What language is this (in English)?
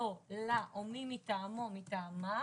Hebrew